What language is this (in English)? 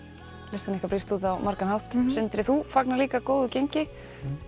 Icelandic